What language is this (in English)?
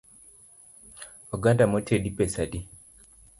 Luo (Kenya and Tanzania)